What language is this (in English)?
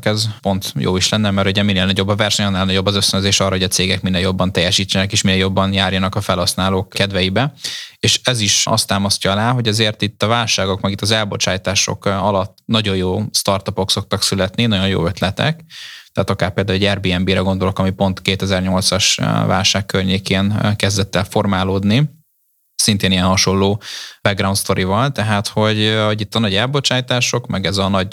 Hungarian